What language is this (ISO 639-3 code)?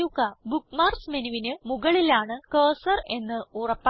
mal